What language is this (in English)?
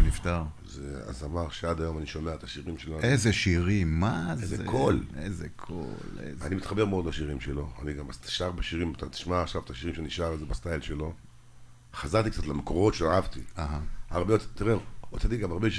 Hebrew